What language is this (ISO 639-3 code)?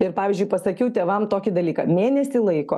lit